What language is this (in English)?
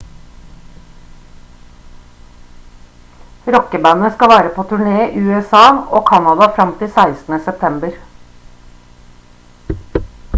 Norwegian Bokmål